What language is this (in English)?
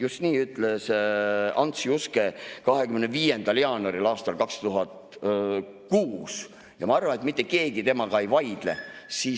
Estonian